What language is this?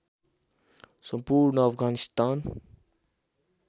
Nepali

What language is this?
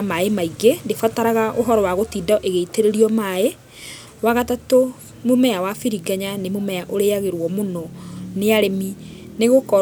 Kikuyu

